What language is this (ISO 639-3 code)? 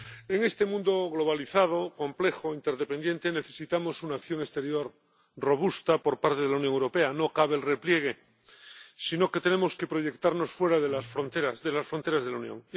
spa